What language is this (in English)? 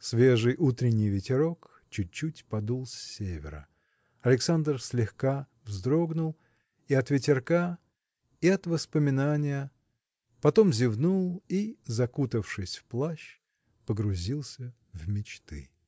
Russian